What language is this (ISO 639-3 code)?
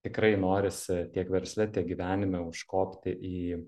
lit